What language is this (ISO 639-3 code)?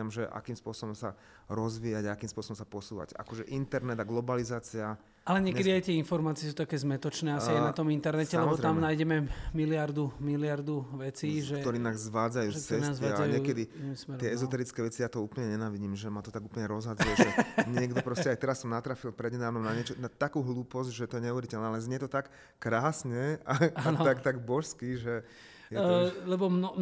slk